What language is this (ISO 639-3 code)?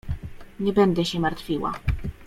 pol